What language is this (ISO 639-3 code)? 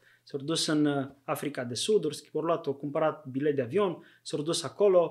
ron